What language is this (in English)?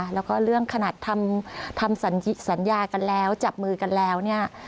Thai